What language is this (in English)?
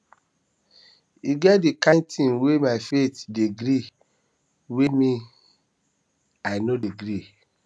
Nigerian Pidgin